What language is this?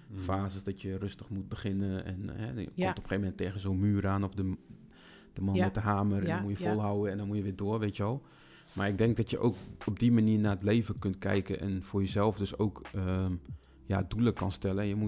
Dutch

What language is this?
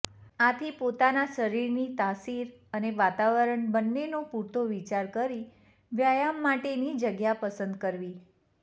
Gujarati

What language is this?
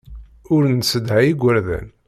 Kabyle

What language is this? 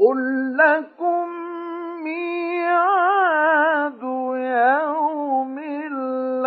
Arabic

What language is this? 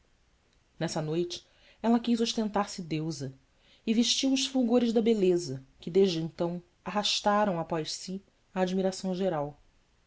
Portuguese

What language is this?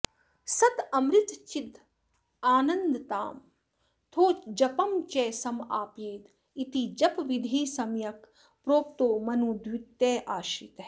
Sanskrit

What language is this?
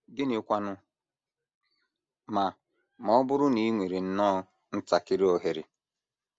Igbo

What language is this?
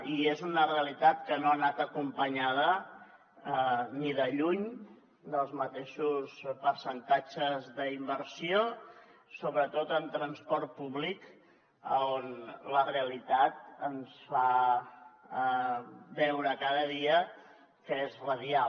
Catalan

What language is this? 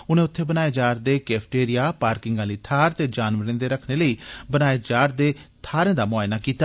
Dogri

